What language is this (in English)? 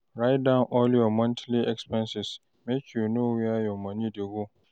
Nigerian Pidgin